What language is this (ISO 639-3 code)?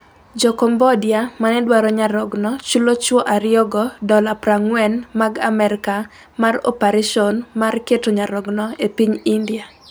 luo